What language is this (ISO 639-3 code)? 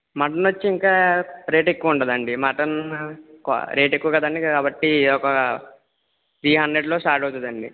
tel